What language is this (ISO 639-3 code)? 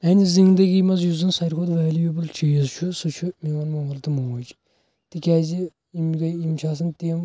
kas